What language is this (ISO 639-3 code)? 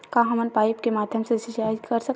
hne